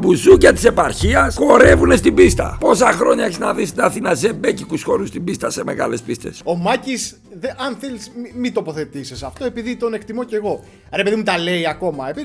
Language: Greek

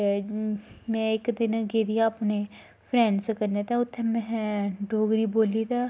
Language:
Dogri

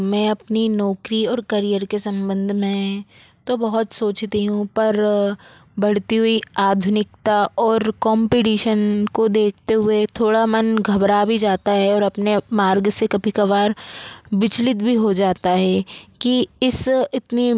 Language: Hindi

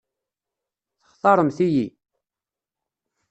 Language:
Kabyle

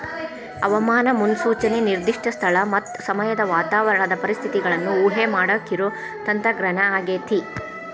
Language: Kannada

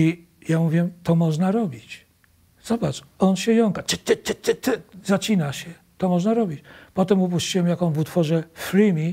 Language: Polish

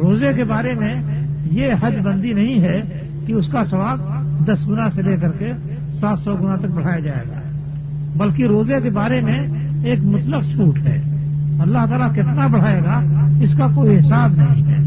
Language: Urdu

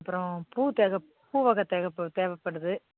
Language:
Tamil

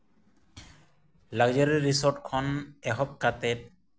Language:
Santali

